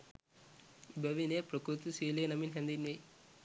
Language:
Sinhala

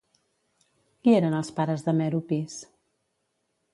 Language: Catalan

